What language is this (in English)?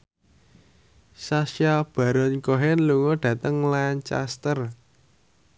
Javanese